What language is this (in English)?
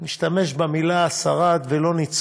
Hebrew